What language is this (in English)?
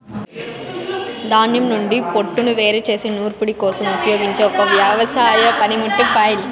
Telugu